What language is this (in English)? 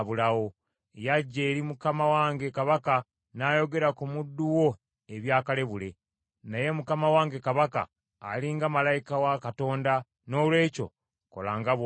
Ganda